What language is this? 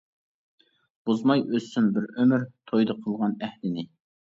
Uyghur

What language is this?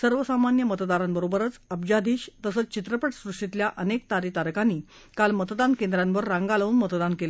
Marathi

